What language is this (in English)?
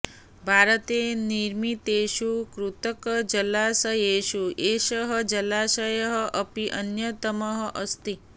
Sanskrit